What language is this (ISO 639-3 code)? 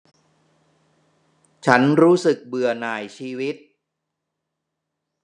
tha